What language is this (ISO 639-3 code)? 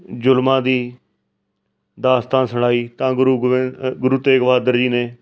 pan